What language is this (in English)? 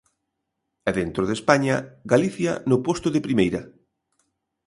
Galician